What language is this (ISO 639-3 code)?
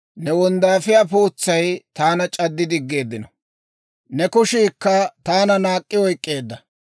dwr